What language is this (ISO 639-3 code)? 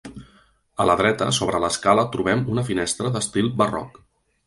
cat